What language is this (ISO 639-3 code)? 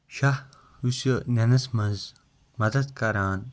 kas